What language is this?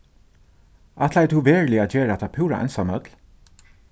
Faroese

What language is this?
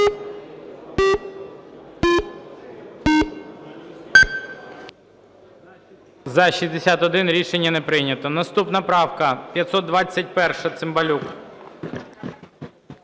Ukrainian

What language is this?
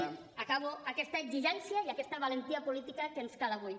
Catalan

